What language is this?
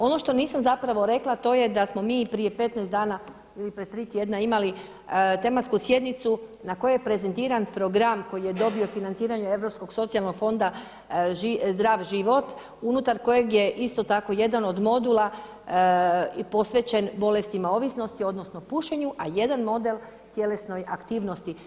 Croatian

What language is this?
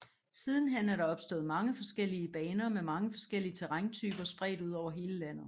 Danish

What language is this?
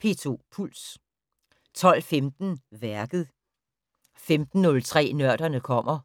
Danish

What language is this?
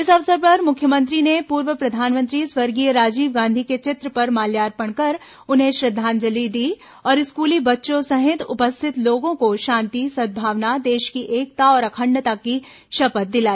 Hindi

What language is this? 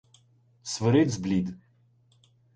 Ukrainian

